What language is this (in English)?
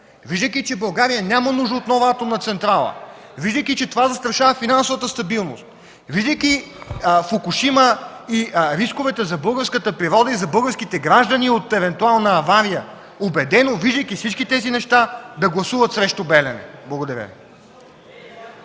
Bulgarian